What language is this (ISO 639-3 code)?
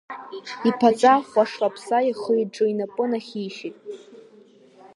abk